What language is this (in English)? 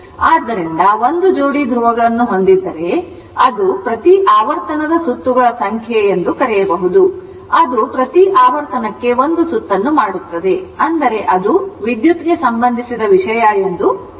Kannada